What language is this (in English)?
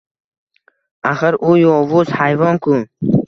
Uzbek